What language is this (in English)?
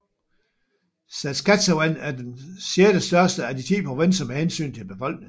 Danish